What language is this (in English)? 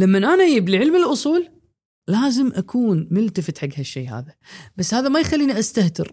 Arabic